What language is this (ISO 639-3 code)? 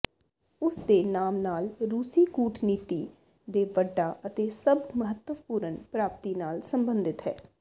pan